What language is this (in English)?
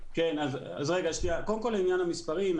Hebrew